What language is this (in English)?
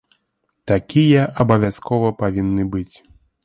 Belarusian